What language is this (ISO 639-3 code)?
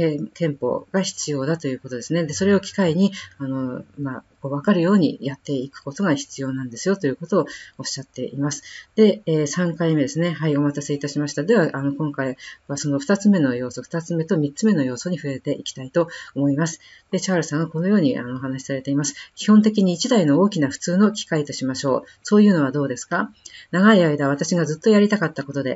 jpn